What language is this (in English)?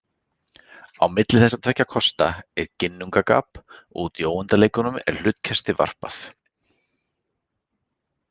Icelandic